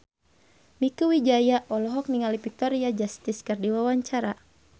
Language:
Sundanese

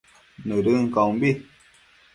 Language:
Matsés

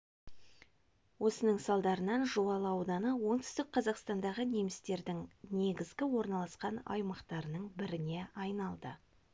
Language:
Kazakh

